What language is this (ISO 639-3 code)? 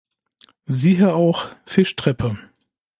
deu